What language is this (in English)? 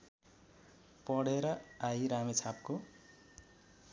Nepali